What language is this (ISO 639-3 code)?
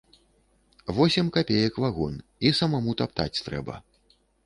bel